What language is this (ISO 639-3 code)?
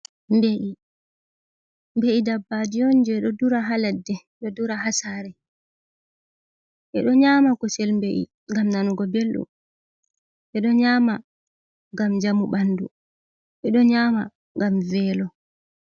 ful